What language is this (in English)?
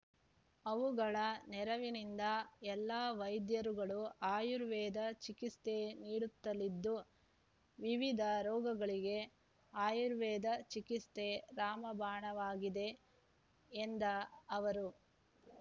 Kannada